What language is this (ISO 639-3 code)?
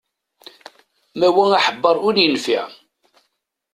kab